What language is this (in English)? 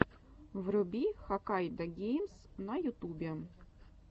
Russian